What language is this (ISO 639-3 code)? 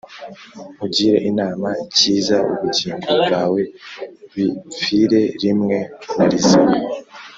kin